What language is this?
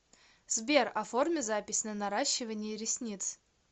Russian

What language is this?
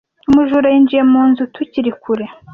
Kinyarwanda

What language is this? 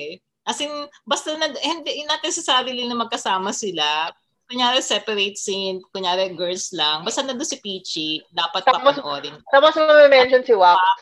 Filipino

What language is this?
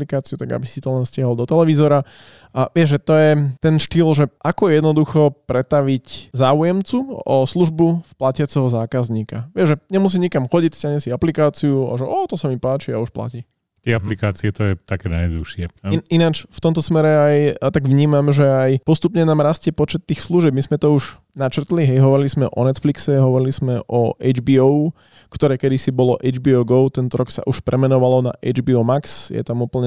Slovak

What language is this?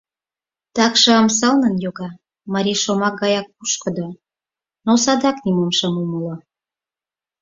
Mari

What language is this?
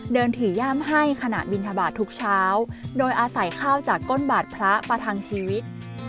Thai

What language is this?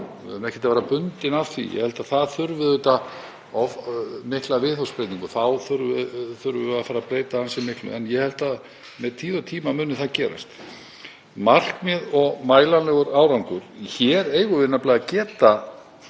Icelandic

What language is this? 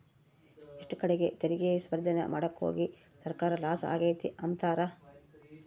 Kannada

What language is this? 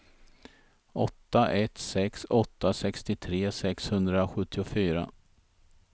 Swedish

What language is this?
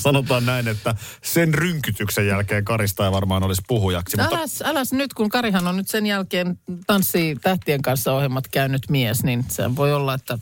Finnish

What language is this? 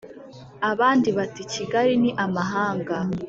Kinyarwanda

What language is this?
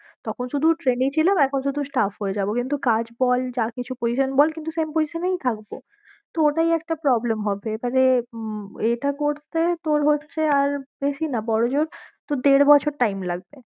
Bangla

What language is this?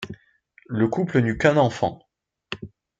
French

